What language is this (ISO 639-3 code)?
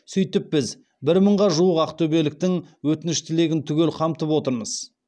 kaz